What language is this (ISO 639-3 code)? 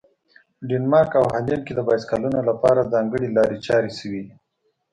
pus